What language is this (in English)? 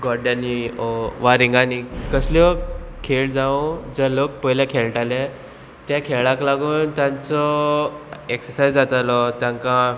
Konkani